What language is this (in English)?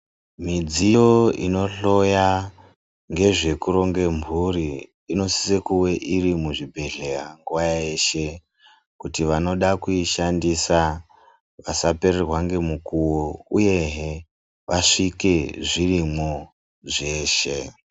Ndau